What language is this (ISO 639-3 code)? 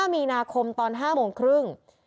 tha